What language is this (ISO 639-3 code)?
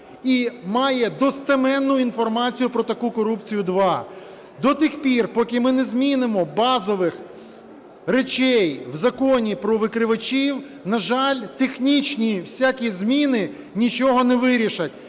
ukr